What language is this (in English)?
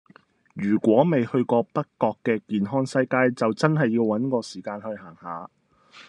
Cantonese